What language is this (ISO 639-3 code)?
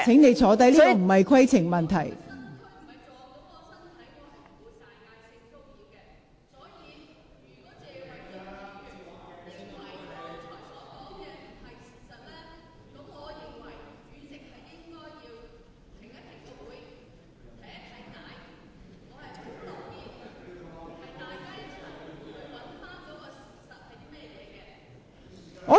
yue